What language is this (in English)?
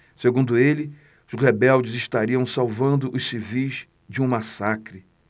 Portuguese